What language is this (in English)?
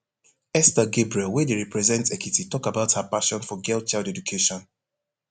Nigerian Pidgin